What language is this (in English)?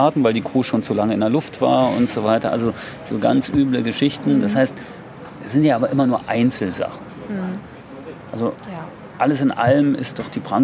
German